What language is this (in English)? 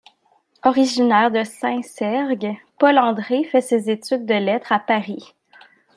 French